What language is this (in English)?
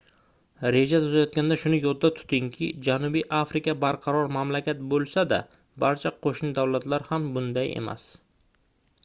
Uzbek